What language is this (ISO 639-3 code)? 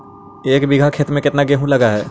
mag